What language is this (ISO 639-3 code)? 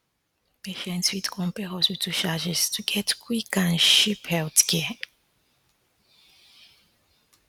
pcm